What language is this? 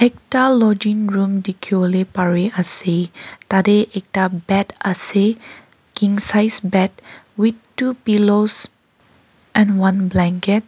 Naga Pidgin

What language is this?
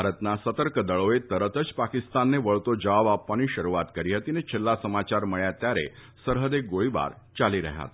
Gujarati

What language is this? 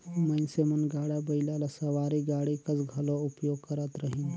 Chhattisgarhi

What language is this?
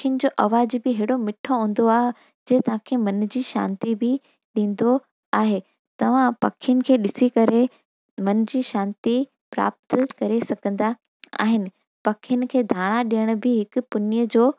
Sindhi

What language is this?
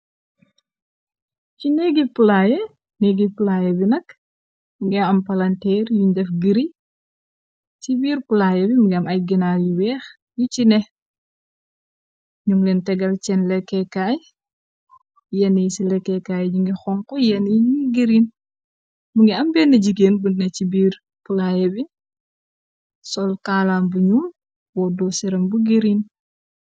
Wolof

